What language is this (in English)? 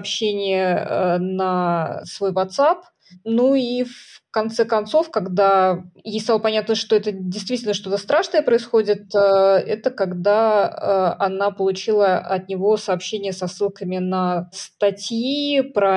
Russian